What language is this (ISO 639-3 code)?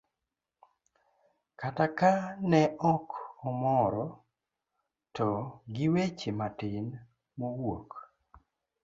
luo